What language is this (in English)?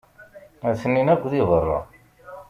Kabyle